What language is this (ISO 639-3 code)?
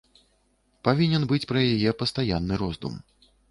bel